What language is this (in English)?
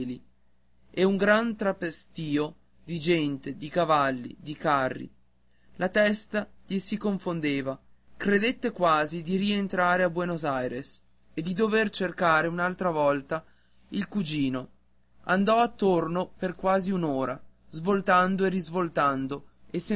Italian